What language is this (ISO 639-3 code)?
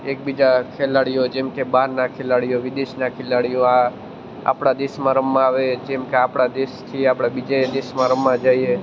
guj